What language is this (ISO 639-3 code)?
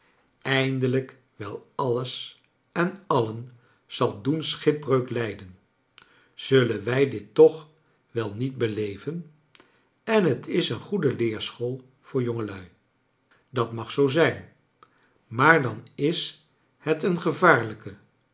nld